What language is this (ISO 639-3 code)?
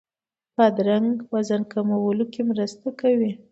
pus